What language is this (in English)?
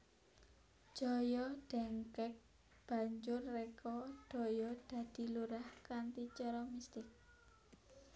Javanese